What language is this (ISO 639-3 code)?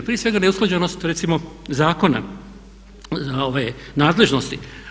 hrv